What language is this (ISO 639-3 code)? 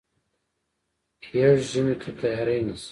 pus